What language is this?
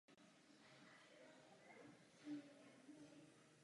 Czech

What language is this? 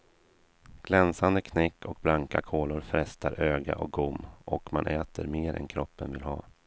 Swedish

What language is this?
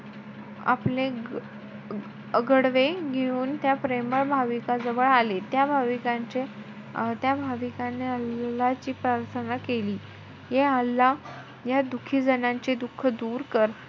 Marathi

